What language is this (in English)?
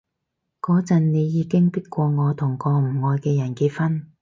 Cantonese